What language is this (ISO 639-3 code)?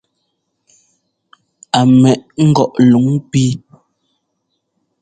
jgo